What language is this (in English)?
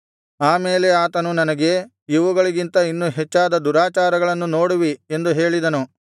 Kannada